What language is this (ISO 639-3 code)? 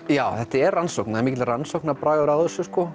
isl